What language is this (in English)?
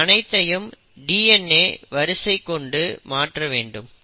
Tamil